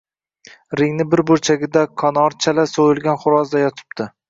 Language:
Uzbek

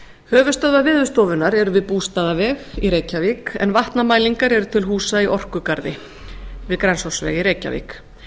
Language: Icelandic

